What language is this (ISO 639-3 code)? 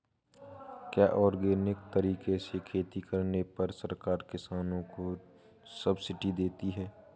hin